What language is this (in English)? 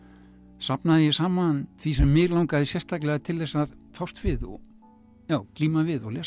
Icelandic